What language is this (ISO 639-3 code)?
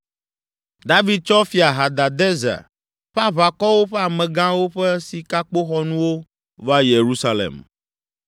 ewe